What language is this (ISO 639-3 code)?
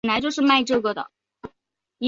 zho